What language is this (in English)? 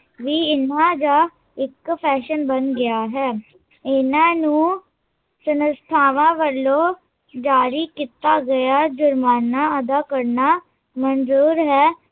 Punjabi